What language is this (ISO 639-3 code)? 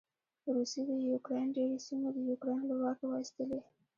pus